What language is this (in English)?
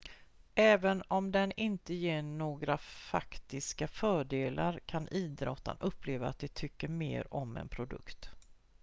Swedish